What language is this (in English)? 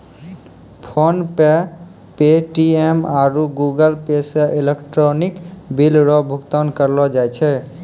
Maithili